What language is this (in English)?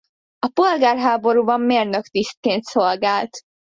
Hungarian